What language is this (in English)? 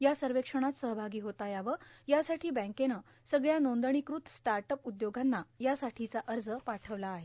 Marathi